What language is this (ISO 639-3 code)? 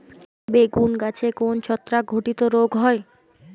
ben